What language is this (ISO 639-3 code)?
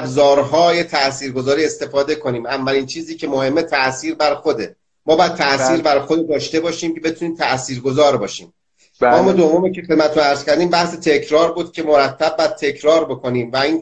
fas